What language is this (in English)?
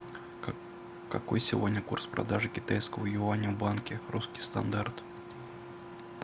Russian